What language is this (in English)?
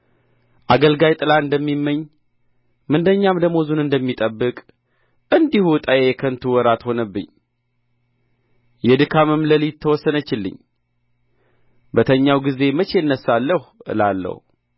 Amharic